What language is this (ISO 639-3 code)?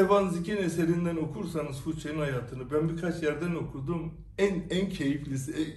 tur